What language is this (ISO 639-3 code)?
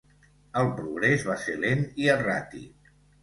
cat